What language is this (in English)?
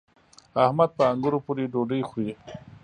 Pashto